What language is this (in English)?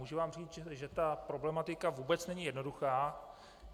Czech